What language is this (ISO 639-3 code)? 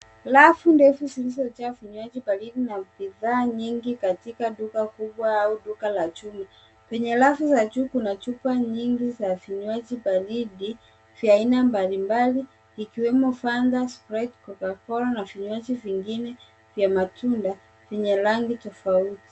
swa